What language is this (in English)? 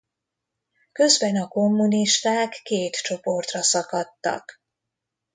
Hungarian